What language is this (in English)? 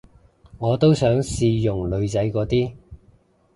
Cantonese